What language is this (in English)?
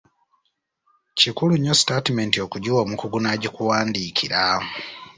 Ganda